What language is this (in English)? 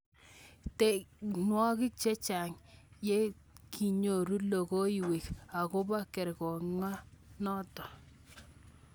Kalenjin